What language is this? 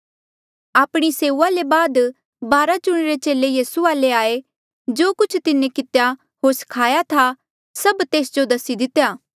Mandeali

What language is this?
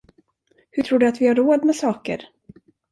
Swedish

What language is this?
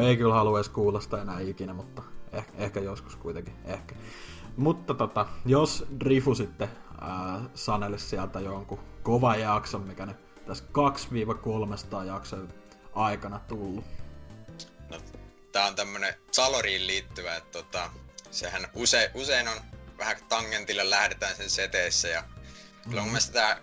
Finnish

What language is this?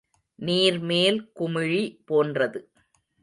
Tamil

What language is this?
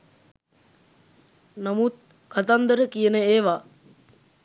Sinhala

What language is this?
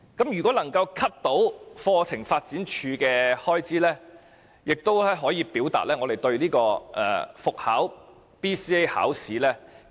Cantonese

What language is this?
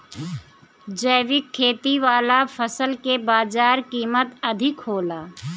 Bhojpuri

